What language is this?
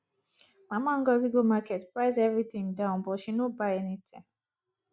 Nigerian Pidgin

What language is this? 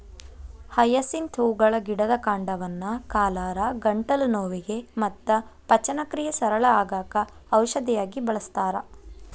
Kannada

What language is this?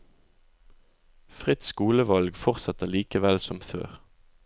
Norwegian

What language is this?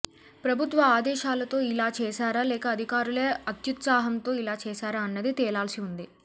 Telugu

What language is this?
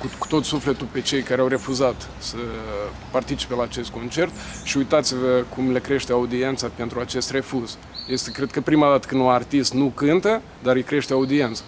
Romanian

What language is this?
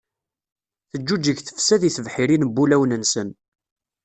Kabyle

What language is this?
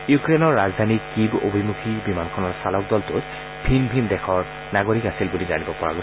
Assamese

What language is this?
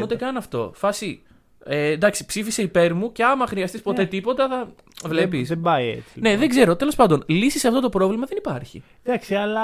Greek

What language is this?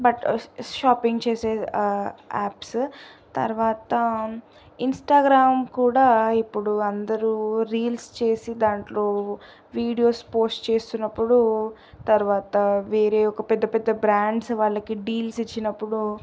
Telugu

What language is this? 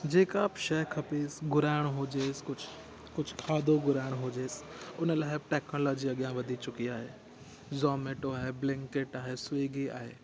Sindhi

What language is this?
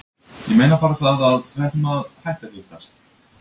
Icelandic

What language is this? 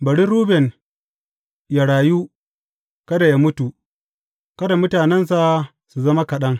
Hausa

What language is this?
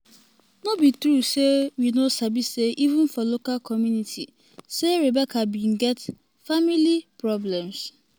Nigerian Pidgin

